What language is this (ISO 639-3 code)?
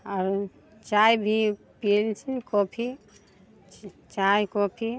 mai